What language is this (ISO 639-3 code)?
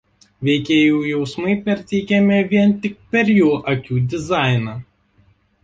lit